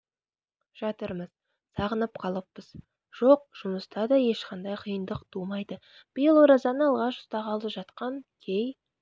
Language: Kazakh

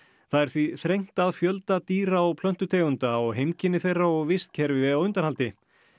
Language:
Icelandic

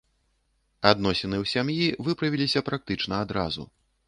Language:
Belarusian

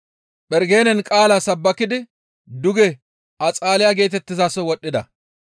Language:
Gamo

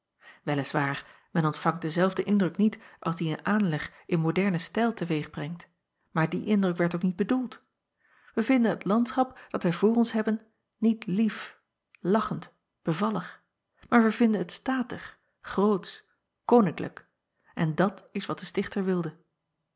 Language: Dutch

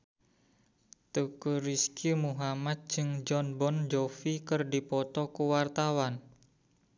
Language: Sundanese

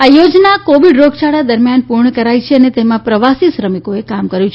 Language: Gujarati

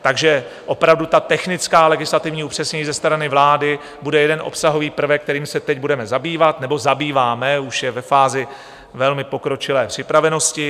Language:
Czech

